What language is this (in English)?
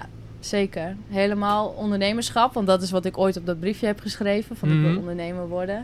Dutch